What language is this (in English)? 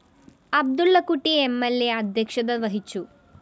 Malayalam